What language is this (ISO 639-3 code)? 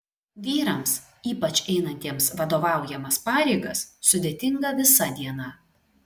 lit